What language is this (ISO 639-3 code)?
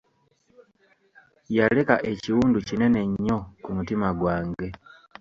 lug